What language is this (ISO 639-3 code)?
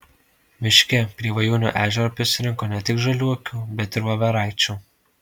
lit